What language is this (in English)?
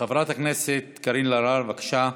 Hebrew